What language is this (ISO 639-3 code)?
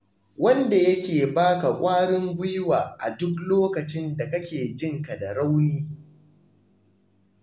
hau